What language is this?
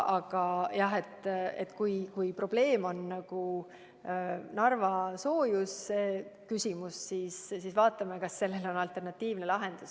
Estonian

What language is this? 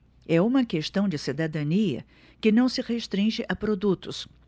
Portuguese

